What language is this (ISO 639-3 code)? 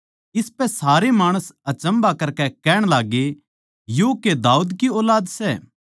bgc